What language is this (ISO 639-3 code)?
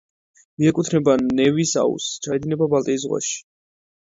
kat